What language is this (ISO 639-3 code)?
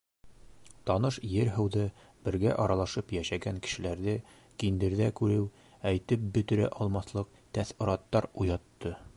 bak